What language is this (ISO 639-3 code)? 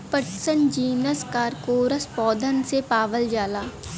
bho